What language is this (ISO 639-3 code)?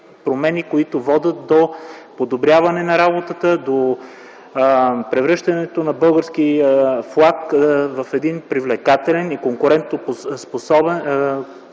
bul